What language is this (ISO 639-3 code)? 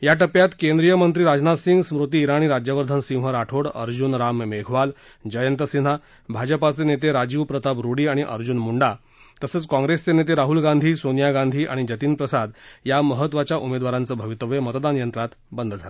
mar